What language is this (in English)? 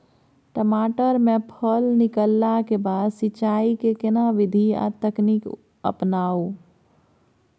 Maithili